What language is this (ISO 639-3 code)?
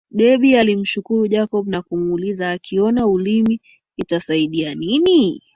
swa